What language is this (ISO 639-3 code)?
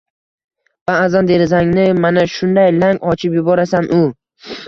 uzb